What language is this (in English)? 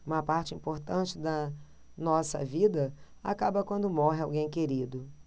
Portuguese